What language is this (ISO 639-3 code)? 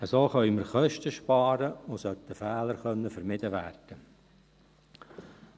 gsw